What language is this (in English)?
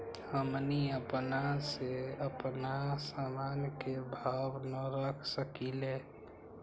Magahi